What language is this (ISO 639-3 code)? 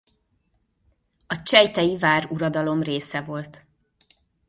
hun